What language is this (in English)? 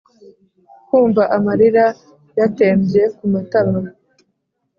Kinyarwanda